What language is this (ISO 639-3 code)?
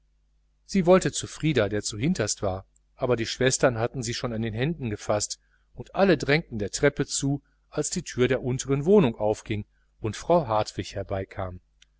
deu